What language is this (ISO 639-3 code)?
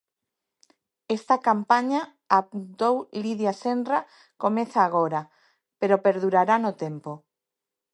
glg